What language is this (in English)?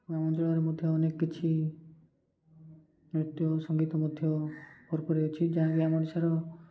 Odia